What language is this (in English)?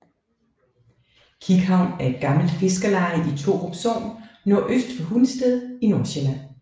Danish